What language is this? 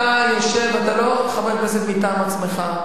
Hebrew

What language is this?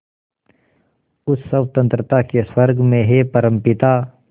Hindi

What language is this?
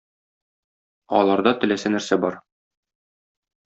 Tatar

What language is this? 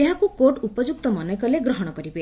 Odia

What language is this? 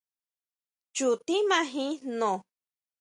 Huautla Mazatec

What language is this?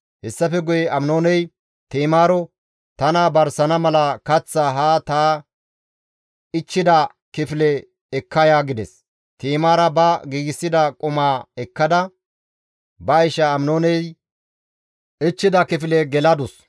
Gamo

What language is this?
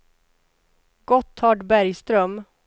Swedish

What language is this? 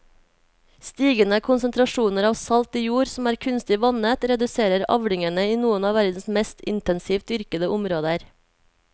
Norwegian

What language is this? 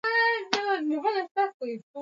Swahili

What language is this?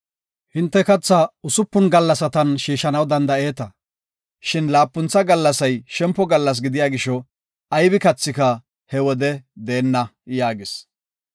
Gofa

